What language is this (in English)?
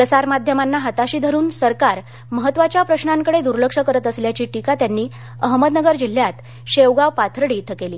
Marathi